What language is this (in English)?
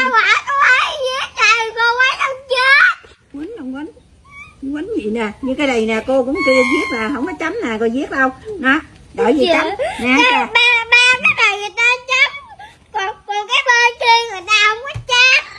Vietnamese